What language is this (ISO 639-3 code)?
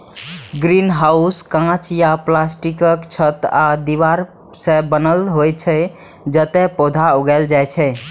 mai